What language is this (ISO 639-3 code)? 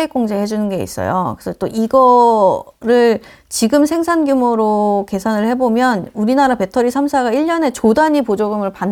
kor